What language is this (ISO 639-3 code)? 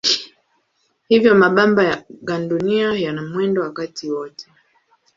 swa